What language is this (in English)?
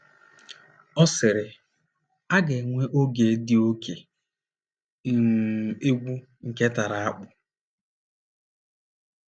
Igbo